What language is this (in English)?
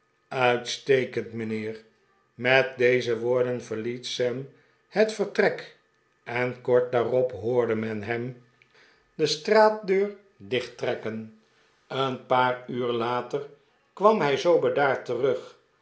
Dutch